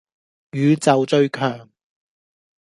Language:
Cantonese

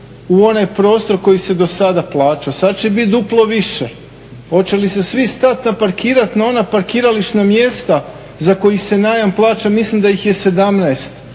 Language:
Croatian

